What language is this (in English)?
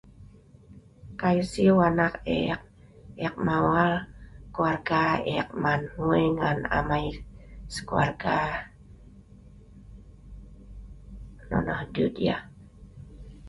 Sa'ban